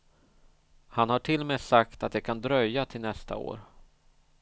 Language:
Swedish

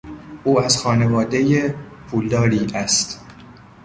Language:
Persian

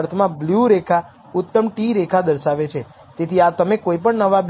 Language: Gujarati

